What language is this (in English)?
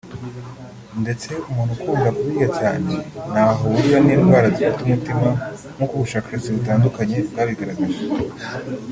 Kinyarwanda